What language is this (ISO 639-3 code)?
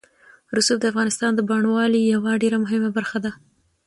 pus